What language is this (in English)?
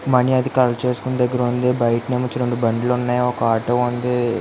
Telugu